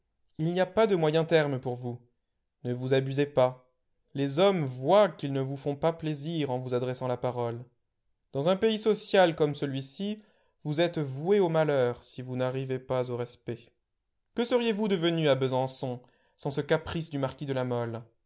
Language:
French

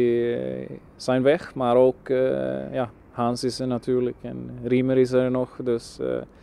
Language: Dutch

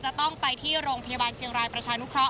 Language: Thai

